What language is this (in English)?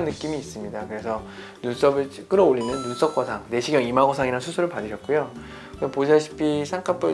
Korean